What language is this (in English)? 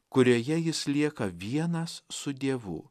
Lithuanian